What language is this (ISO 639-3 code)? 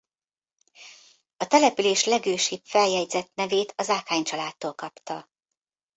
hun